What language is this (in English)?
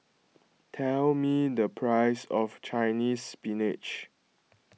English